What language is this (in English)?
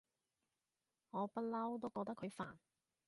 Cantonese